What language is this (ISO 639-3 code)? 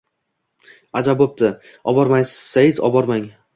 uzb